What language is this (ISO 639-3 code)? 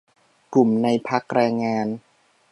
tha